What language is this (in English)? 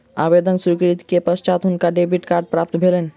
Maithili